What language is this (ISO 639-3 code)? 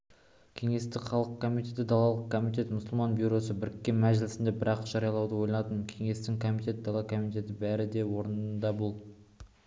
kaz